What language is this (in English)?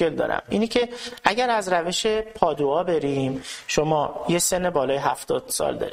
Persian